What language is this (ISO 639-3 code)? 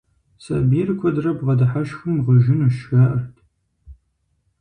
kbd